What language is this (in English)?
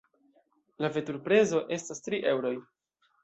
Esperanto